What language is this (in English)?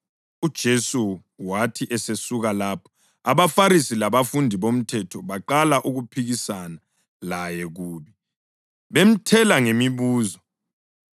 North Ndebele